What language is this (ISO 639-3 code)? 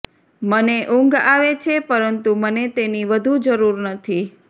guj